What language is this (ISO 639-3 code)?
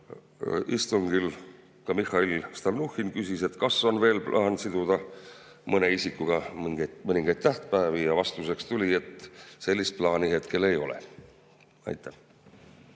est